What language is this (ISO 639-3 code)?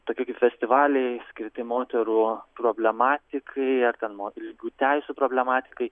lit